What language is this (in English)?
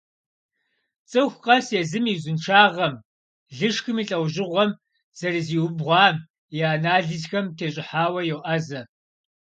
Kabardian